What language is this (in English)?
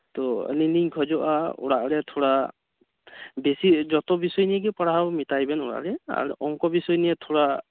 Santali